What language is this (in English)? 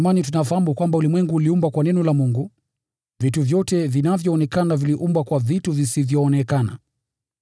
Swahili